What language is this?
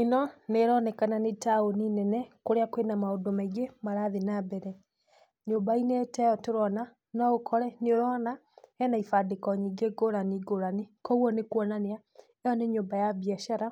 Kikuyu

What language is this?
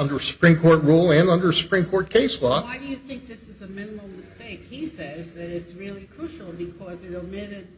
English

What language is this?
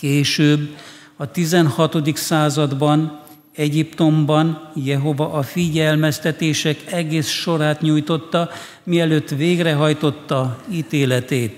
Hungarian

